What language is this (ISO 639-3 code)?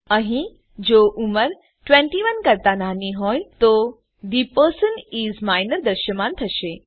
guj